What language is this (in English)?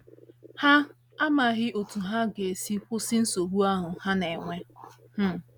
Igbo